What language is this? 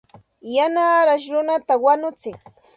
Santa Ana de Tusi Pasco Quechua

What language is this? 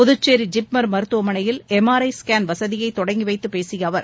Tamil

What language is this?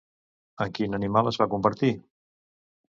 Catalan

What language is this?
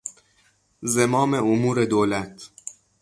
Persian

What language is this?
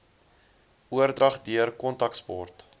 Afrikaans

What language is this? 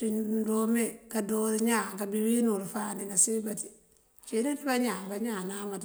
Mandjak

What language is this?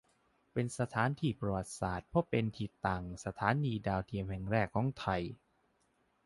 Thai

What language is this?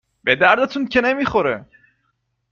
Persian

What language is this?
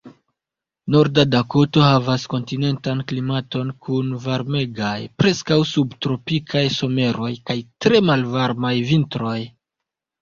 Esperanto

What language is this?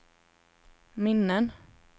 Swedish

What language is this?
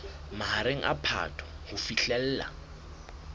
Southern Sotho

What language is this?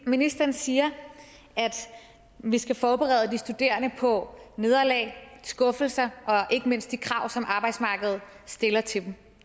Danish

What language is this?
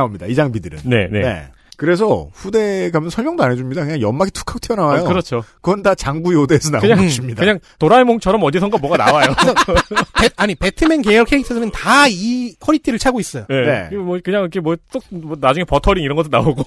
Korean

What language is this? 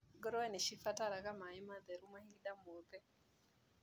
Kikuyu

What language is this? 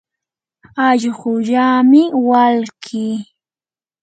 Yanahuanca Pasco Quechua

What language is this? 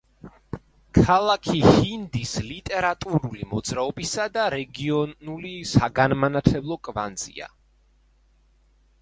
Georgian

